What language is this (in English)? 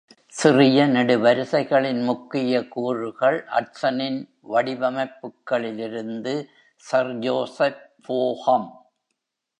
Tamil